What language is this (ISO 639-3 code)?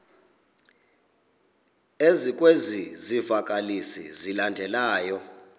xho